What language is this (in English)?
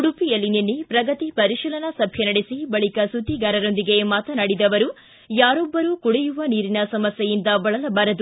Kannada